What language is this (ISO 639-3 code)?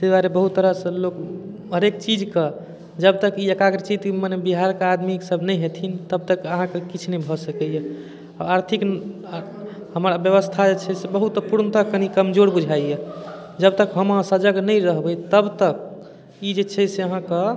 mai